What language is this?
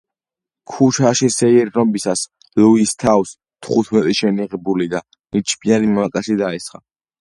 Georgian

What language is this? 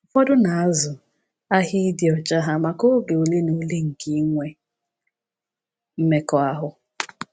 Igbo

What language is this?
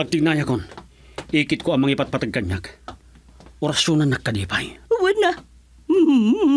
Filipino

